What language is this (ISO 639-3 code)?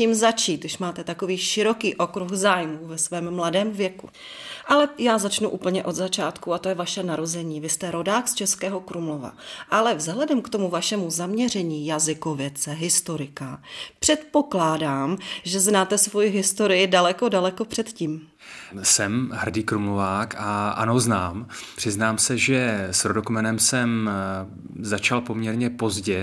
ces